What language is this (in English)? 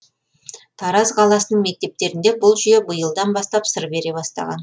Kazakh